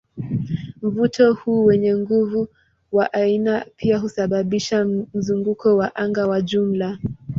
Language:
Swahili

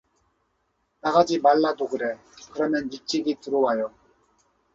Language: Korean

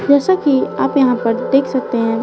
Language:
Hindi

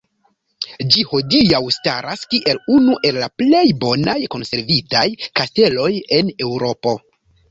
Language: Esperanto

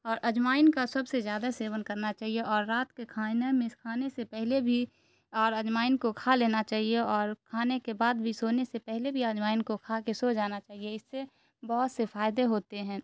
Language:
Urdu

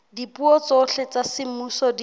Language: Southern Sotho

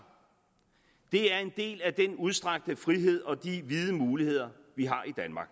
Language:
Danish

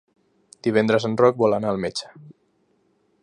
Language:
Catalan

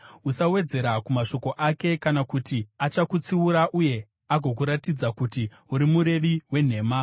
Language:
Shona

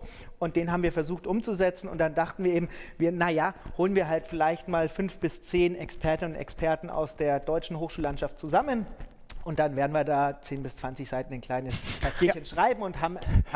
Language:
German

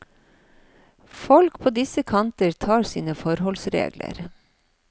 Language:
Norwegian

